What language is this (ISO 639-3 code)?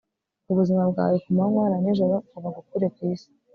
kin